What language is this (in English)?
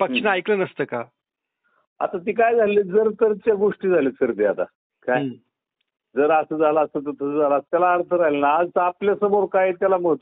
Marathi